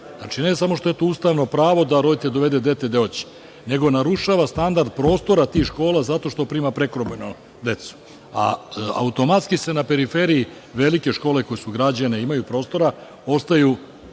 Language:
Serbian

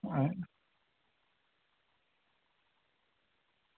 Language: Dogri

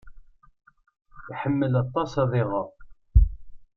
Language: Kabyle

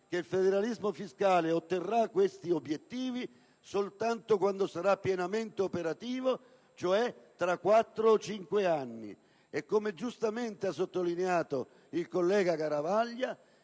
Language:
Italian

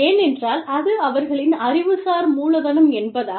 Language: Tamil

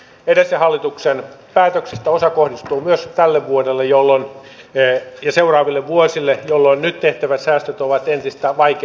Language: Finnish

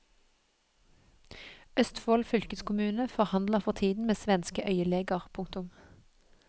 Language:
Norwegian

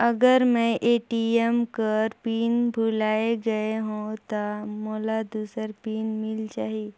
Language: Chhattisgarhi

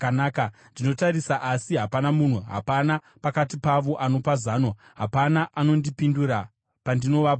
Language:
Shona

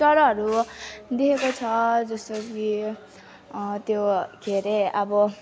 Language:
Nepali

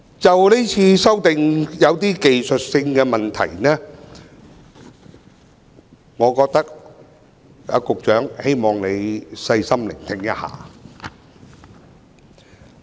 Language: Cantonese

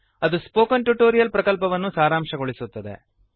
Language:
Kannada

